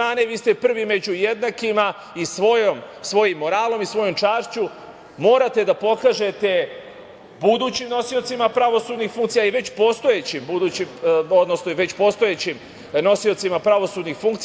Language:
Serbian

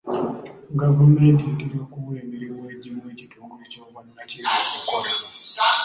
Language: Ganda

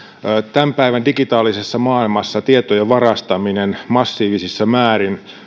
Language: Finnish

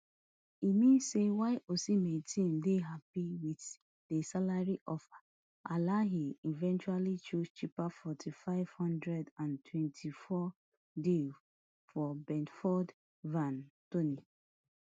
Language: Nigerian Pidgin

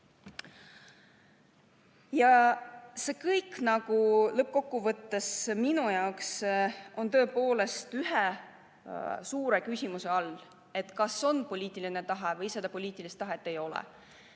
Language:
Estonian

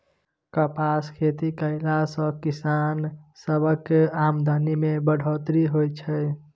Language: Maithili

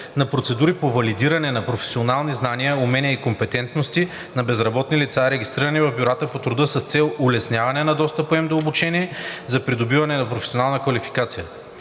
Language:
Bulgarian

